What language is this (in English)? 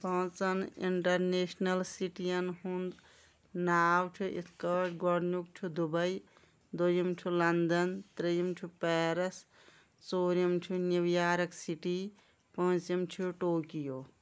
Kashmiri